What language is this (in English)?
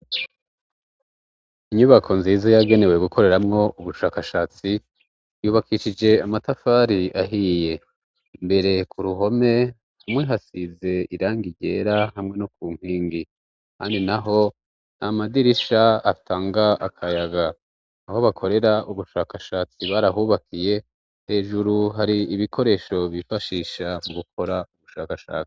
Rundi